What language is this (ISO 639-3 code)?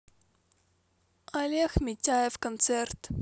rus